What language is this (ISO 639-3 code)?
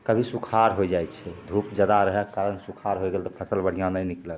mai